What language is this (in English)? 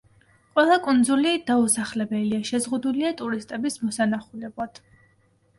Georgian